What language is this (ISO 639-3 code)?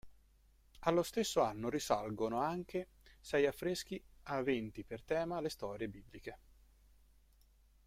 ita